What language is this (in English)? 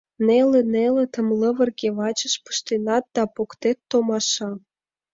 Mari